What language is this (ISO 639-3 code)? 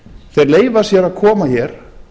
isl